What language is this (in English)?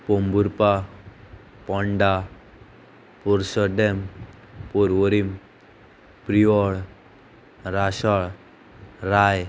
Konkani